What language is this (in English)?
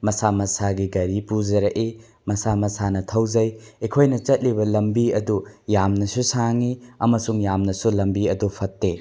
Manipuri